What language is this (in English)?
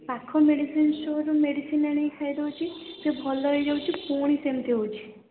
Odia